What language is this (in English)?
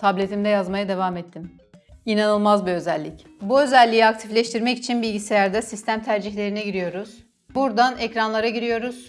Turkish